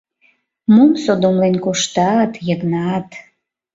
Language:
Mari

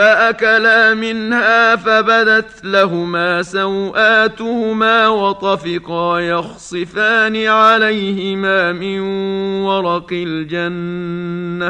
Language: Arabic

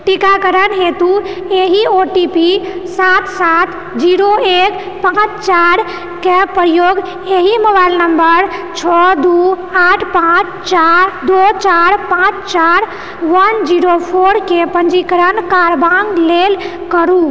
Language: Maithili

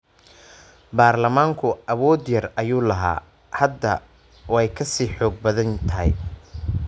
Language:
Somali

